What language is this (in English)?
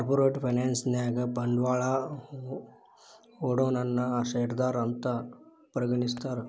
Kannada